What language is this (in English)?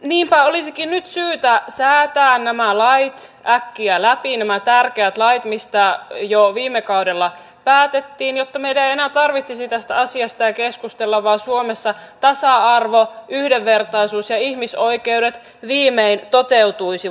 Finnish